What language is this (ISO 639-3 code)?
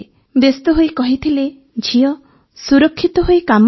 ori